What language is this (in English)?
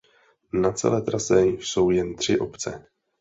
Czech